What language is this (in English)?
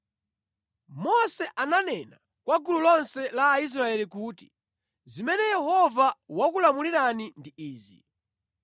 Nyanja